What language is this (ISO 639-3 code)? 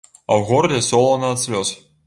bel